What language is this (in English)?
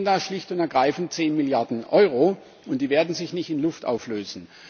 German